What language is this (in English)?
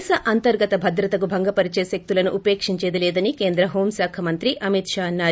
Telugu